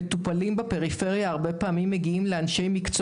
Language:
Hebrew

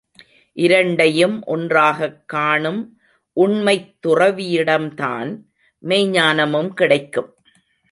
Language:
Tamil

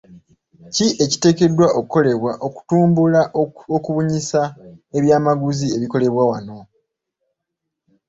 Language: Ganda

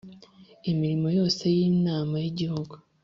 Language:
Kinyarwanda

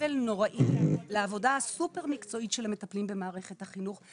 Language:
Hebrew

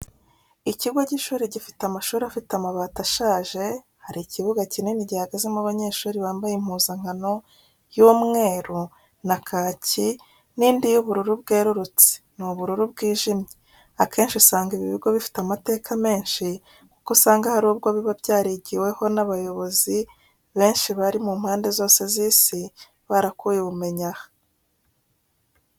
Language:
Kinyarwanda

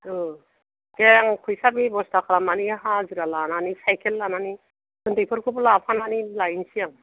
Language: Bodo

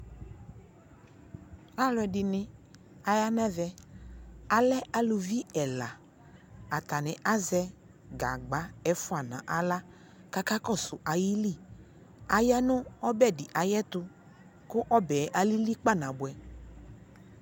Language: Ikposo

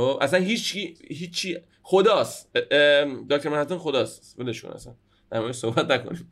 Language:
Persian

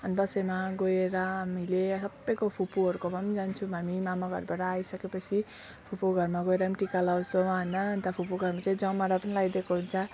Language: Nepali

